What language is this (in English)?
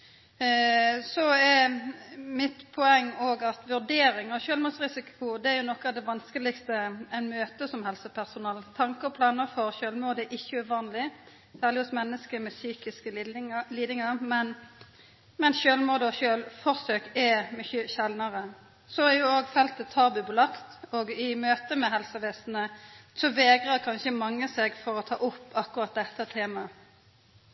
Norwegian Nynorsk